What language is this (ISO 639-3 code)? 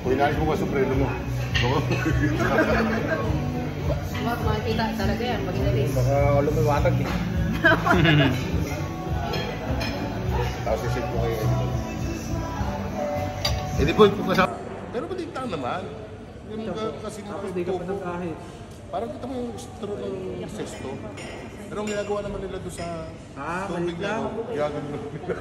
fil